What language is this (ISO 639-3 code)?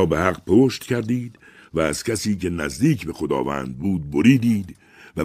fas